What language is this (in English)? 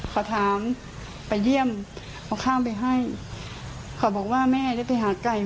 Thai